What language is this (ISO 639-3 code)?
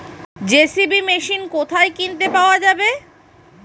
ben